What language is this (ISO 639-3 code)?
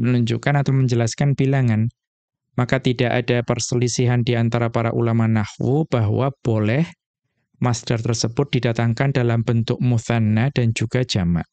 ind